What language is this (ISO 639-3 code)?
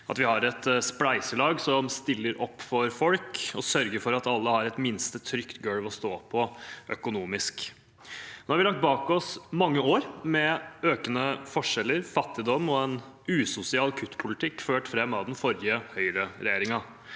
nor